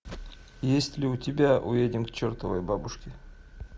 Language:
Russian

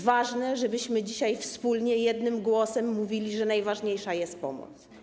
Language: Polish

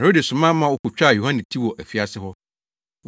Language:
Akan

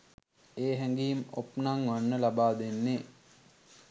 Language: Sinhala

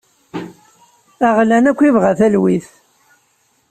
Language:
Kabyle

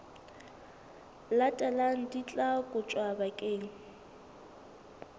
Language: Southern Sotho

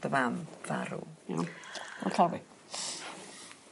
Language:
Welsh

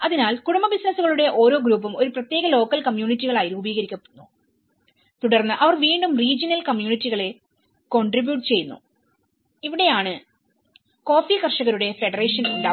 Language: Malayalam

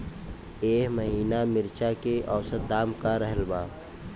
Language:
Bhojpuri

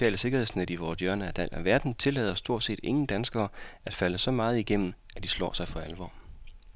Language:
Danish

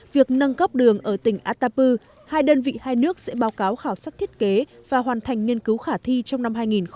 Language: Vietnamese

